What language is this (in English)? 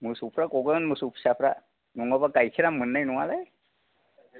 Bodo